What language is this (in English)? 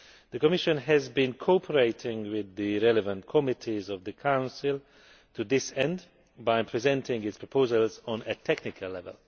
English